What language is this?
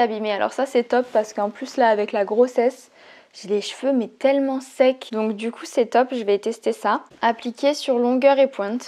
French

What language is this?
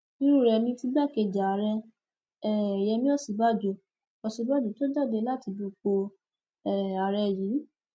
Yoruba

